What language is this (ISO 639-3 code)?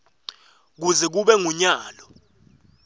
ssw